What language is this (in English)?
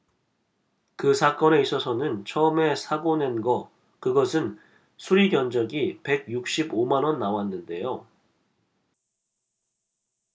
Korean